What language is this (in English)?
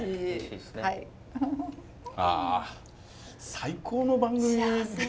Japanese